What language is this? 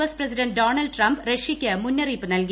Malayalam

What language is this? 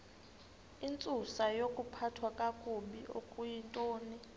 Xhosa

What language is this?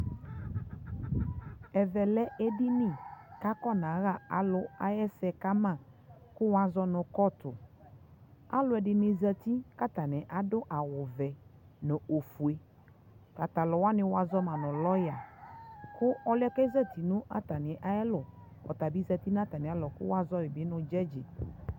Ikposo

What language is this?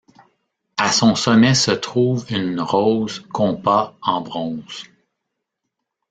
French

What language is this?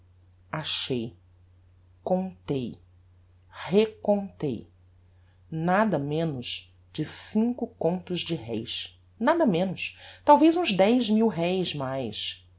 Portuguese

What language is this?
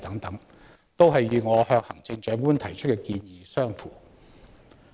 Cantonese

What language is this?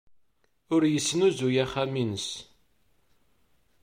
Kabyle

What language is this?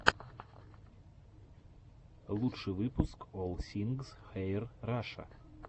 Russian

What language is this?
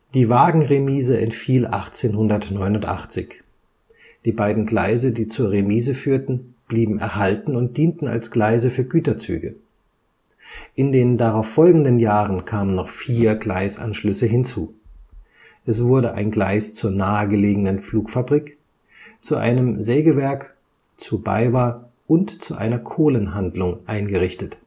German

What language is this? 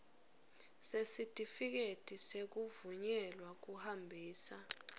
Swati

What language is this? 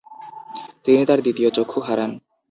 Bangla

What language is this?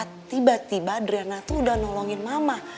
Indonesian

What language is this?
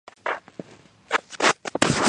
Georgian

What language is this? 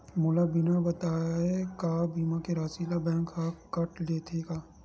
Chhattisgarhi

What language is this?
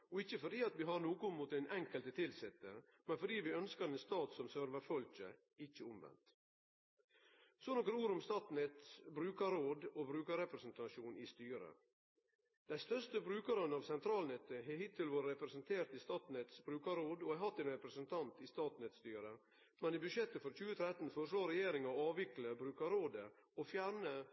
Norwegian Nynorsk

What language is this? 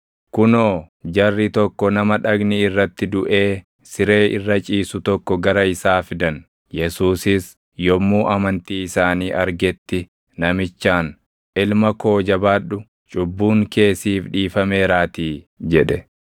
Oromo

